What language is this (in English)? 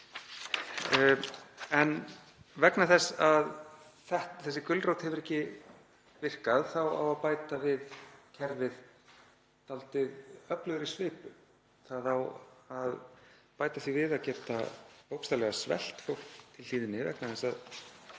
Icelandic